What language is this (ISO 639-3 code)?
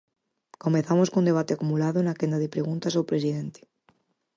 glg